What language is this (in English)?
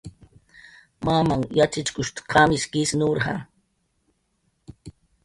Jaqaru